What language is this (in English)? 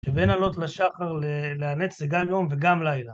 Hebrew